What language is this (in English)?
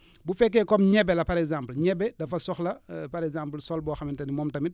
Wolof